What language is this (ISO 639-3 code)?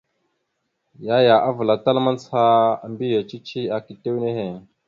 mxu